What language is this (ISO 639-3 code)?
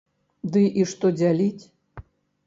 bel